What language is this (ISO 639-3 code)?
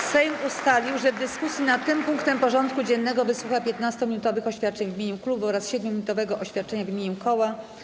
pol